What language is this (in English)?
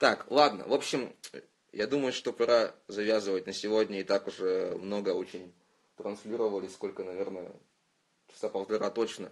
Russian